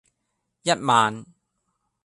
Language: Cantonese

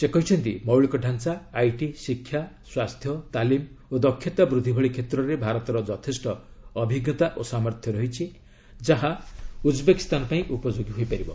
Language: Odia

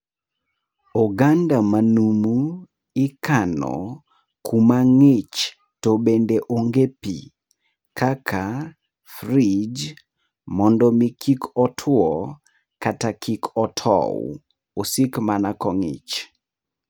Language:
Luo (Kenya and Tanzania)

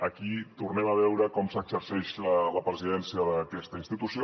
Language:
Catalan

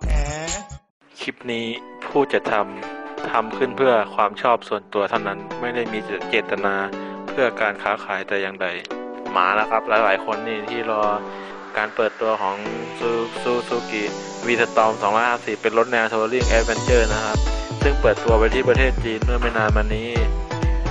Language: Thai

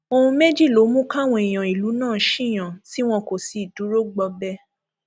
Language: Yoruba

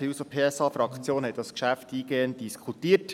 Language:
Swiss German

